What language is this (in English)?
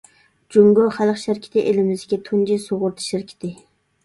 Uyghur